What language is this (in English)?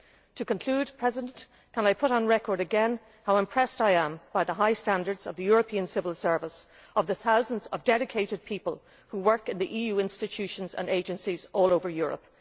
English